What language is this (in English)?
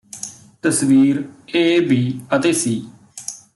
Punjabi